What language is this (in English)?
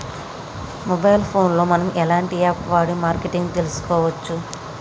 Telugu